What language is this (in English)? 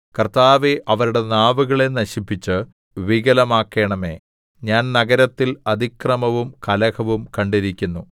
Malayalam